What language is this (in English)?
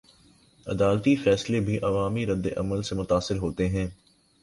Urdu